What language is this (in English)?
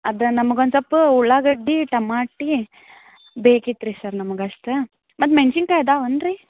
Kannada